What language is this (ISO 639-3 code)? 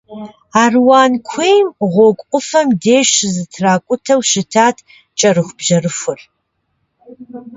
kbd